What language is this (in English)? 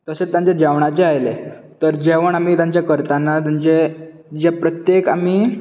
Konkani